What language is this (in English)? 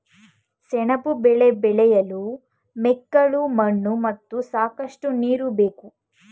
Kannada